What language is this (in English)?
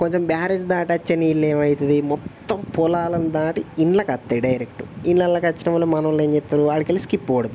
Telugu